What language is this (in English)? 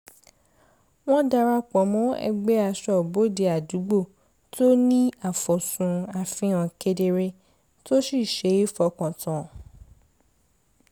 Yoruba